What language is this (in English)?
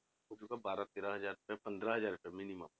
Punjabi